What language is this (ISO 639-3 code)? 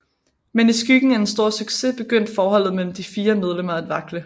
dan